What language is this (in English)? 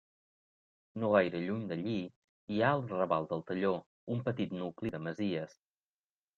Catalan